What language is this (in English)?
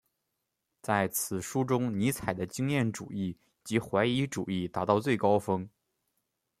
Chinese